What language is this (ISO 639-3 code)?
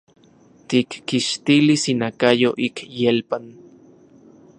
ncx